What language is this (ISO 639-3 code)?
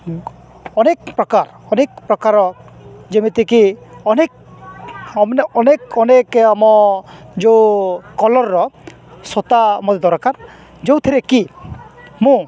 ori